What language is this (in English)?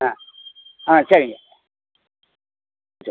Tamil